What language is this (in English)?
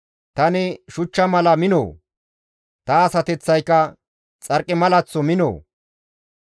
Gamo